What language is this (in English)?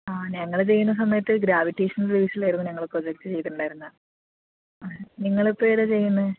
Malayalam